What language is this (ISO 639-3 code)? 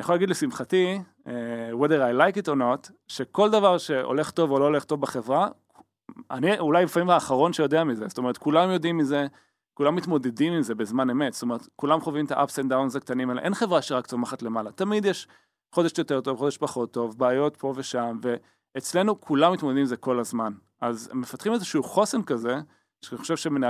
heb